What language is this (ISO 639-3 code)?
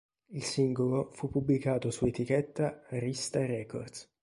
ita